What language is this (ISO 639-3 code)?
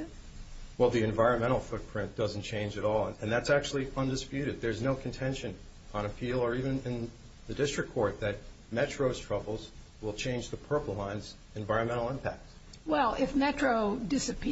eng